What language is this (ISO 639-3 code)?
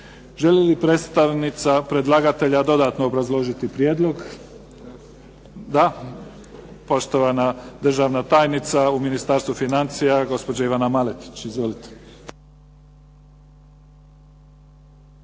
hrv